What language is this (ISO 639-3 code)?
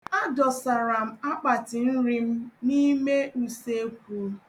ibo